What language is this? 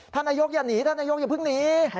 Thai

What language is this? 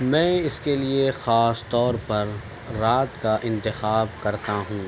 Urdu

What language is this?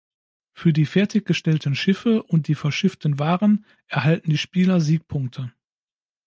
German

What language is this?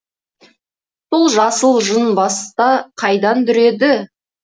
Kazakh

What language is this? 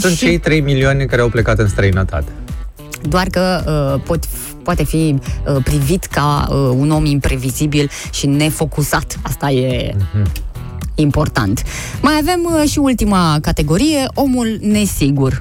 Romanian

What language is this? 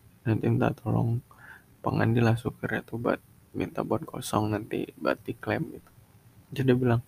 Indonesian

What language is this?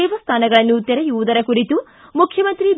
Kannada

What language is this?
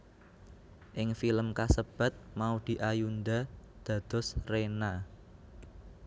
Javanese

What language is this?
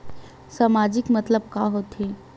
Chhattisgarhi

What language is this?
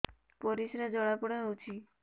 Odia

